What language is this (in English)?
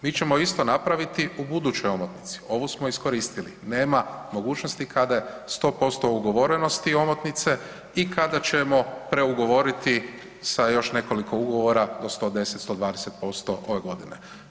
Croatian